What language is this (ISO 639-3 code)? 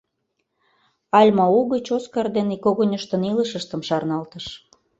chm